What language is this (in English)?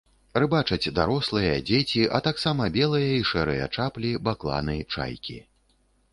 Belarusian